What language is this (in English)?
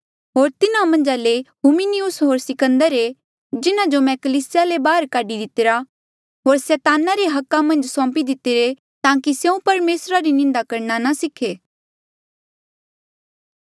Mandeali